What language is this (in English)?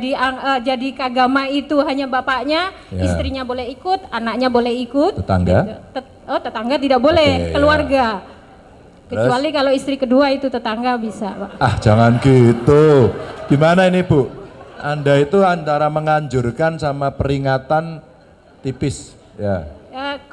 Indonesian